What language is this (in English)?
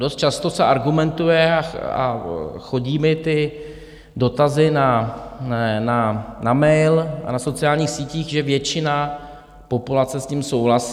Czech